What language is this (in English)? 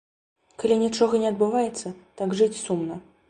Belarusian